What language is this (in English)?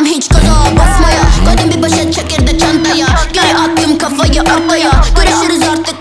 Turkish